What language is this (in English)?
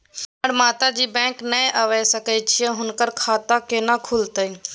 Maithili